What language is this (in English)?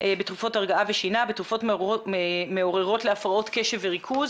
Hebrew